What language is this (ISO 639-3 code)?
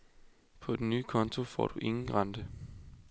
dan